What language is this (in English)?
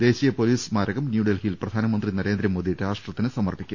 Malayalam